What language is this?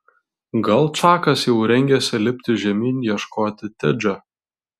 Lithuanian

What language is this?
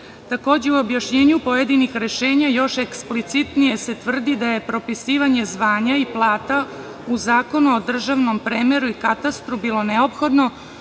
Serbian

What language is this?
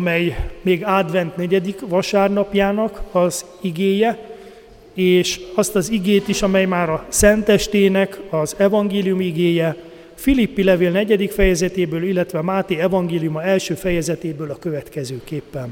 Hungarian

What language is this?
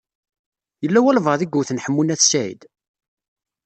Kabyle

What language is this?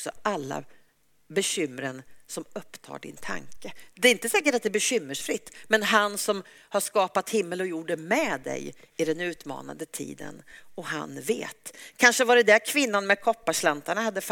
Swedish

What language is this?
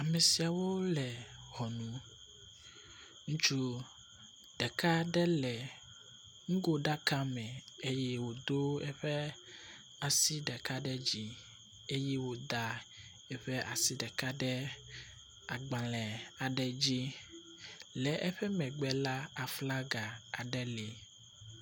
Ewe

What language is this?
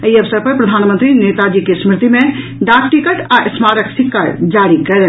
Maithili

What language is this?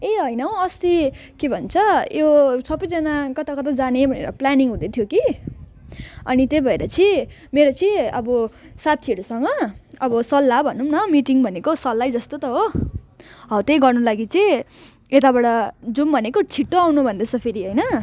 Nepali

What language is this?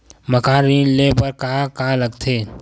Chhattisgarhi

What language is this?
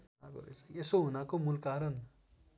Nepali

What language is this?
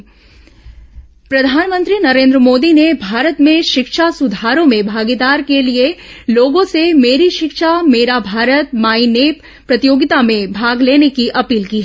Hindi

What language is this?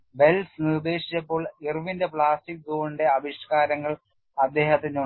Malayalam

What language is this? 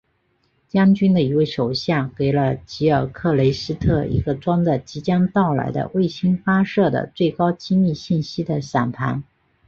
Chinese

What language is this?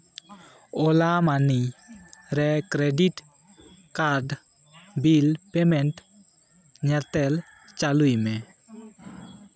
Santali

